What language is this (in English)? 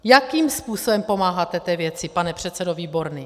Czech